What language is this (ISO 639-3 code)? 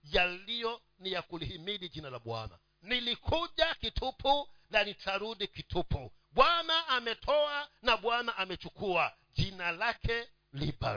swa